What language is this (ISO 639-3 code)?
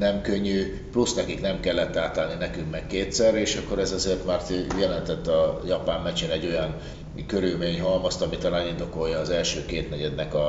hun